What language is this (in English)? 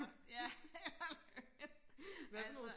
Danish